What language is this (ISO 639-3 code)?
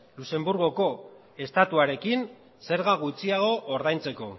eus